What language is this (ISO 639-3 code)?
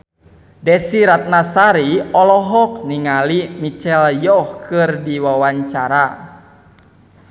sun